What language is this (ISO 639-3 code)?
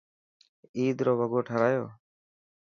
mki